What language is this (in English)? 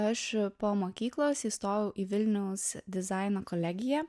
Lithuanian